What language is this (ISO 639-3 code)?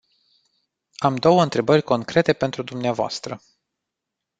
ron